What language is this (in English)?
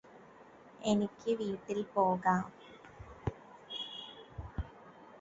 Malayalam